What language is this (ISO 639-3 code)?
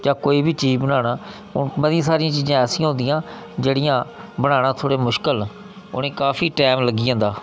doi